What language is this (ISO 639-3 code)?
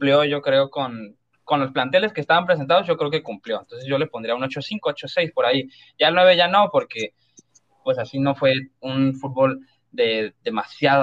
spa